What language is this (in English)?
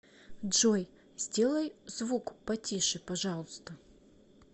Russian